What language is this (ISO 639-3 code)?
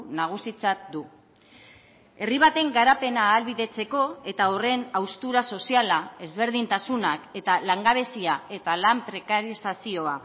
eus